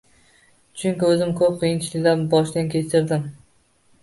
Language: Uzbek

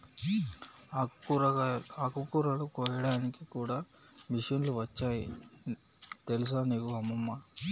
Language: Telugu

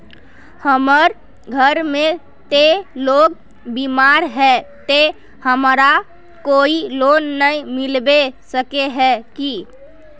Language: Magahi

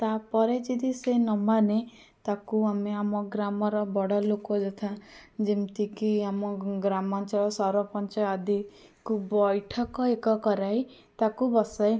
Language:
Odia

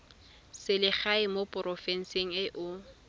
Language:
Tswana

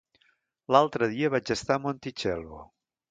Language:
Catalan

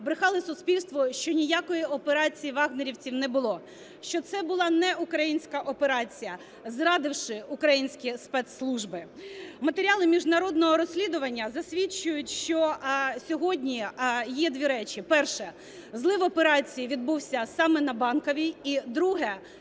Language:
Ukrainian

